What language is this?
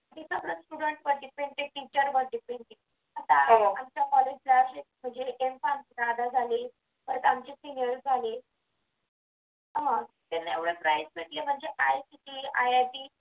Marathi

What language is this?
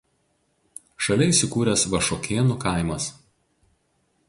Lithuanian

